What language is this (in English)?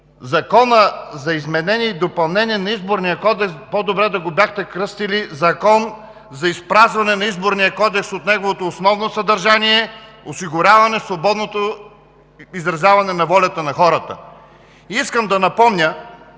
Bulgarian